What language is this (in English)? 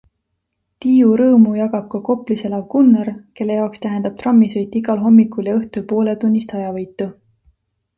Estonian